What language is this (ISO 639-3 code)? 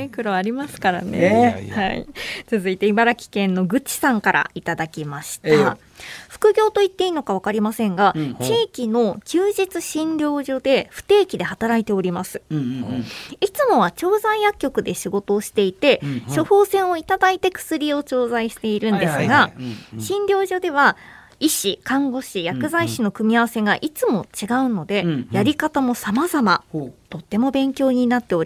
jpn